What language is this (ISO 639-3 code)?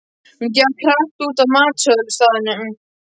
isl